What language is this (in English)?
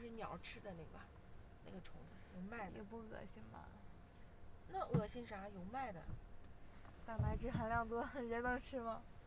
Chinese